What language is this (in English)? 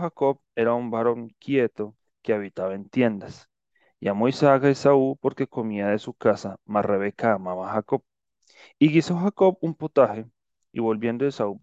Spanish